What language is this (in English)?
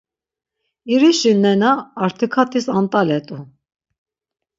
Laz